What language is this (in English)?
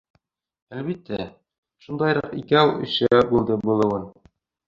Bashkir